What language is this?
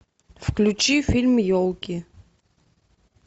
Russian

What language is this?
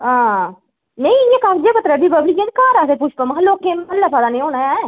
Dogri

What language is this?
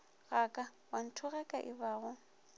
Northern Sotho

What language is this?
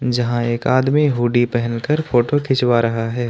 Hindi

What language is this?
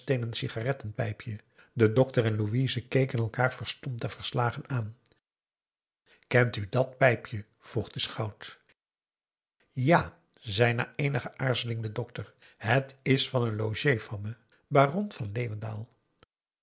Dutch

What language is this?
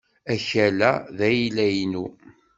Kabyle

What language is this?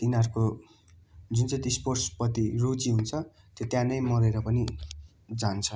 Nepali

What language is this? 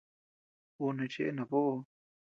Tepeuxila Cuicatec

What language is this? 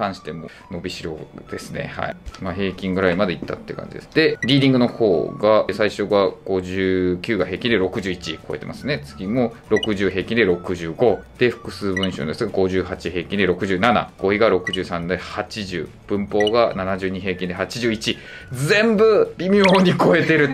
Japanese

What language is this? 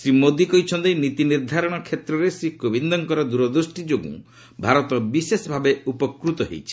Odia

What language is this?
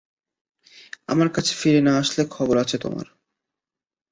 Bangla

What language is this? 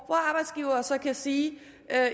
Danish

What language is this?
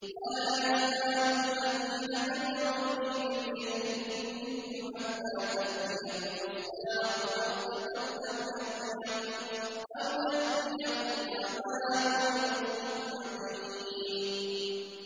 Arabic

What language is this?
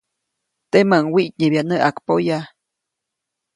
Copainalá Zoque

